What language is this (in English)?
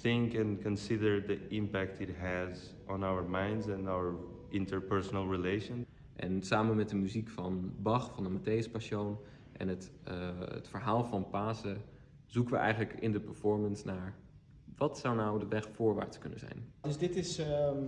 Dutch